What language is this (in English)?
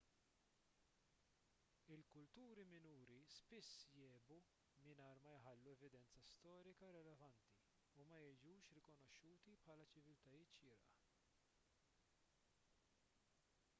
Maltese